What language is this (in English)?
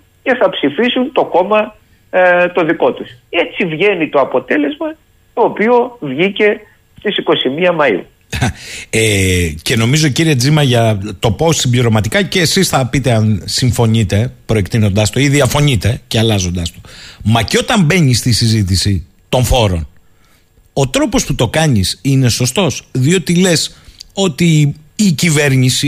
Greek